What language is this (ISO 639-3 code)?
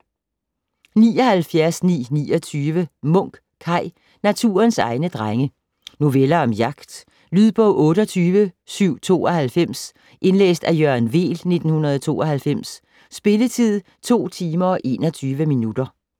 dan